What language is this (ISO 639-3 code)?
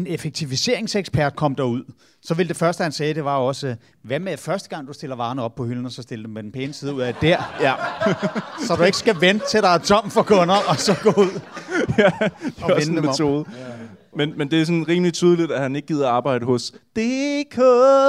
dan